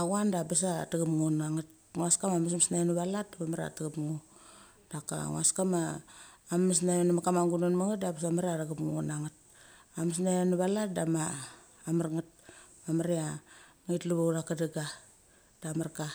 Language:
Mali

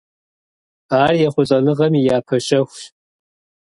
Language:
Kabardian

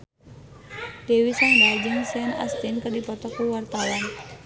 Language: Sundanese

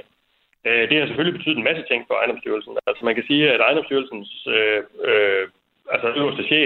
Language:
Danish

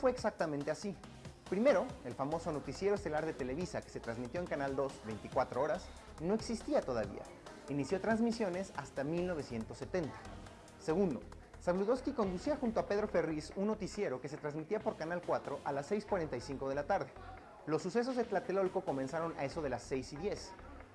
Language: Spanish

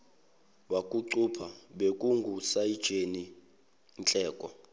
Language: Zulu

